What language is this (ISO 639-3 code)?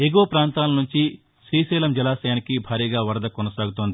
tel